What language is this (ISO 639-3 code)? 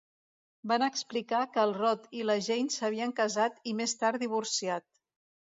cat